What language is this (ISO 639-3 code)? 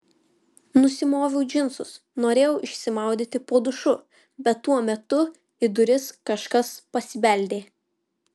lit